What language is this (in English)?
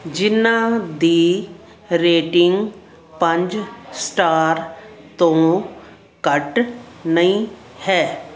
Punjabi